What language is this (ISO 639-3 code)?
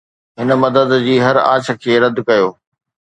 snd